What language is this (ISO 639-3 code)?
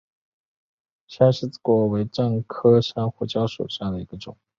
zho